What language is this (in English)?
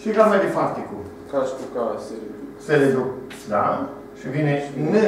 Romanian